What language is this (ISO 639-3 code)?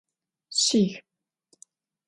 ady